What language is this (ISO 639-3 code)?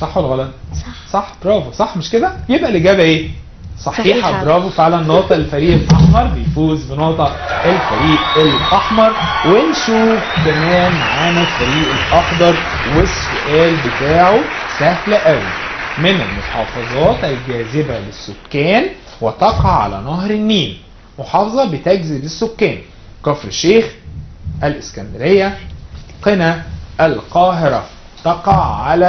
ara